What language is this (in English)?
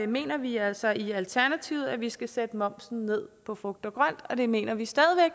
Danish